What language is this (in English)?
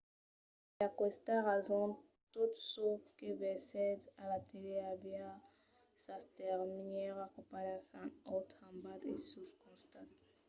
Occitan